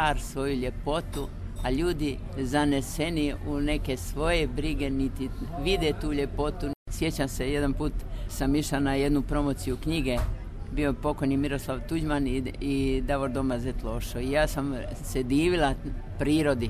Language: Croatian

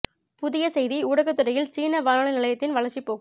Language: Tamil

